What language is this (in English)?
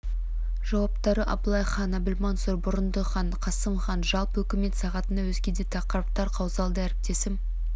Kazakh